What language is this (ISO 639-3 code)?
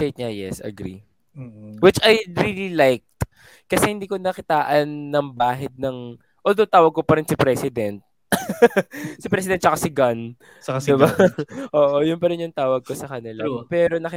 fil